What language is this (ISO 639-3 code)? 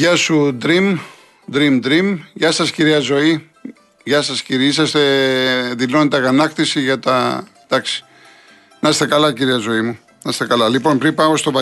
ell